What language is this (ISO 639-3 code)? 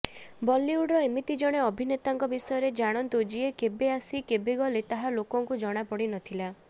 ori